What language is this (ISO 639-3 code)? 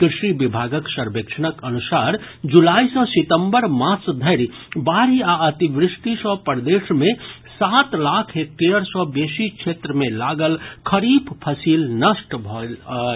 mai